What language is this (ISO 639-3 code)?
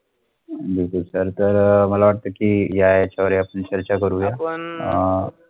mar